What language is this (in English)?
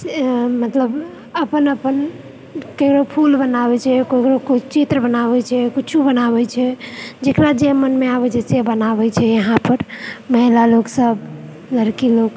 Maithili